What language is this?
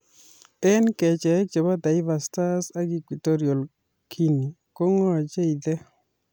Kalenjin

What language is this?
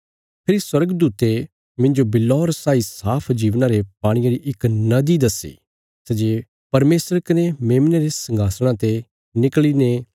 Bilaspuri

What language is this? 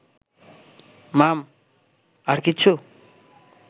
Bangla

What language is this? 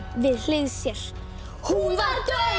Icelandic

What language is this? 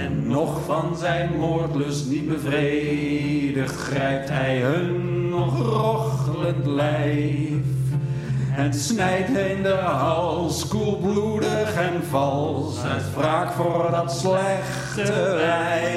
Dutch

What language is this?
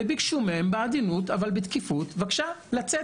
Hebrew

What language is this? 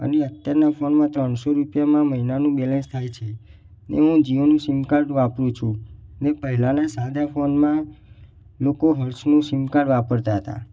Gujarati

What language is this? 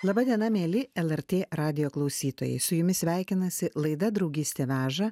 Lithuanian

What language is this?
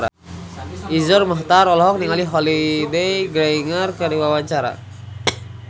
Sundanese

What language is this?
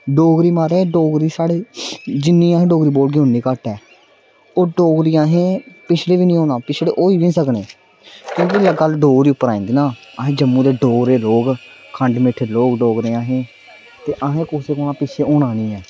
Dogri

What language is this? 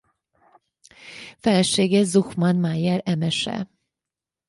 Hungarian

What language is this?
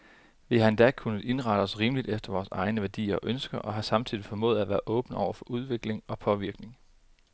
Danish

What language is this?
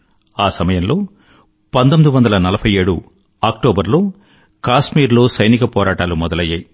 Telugu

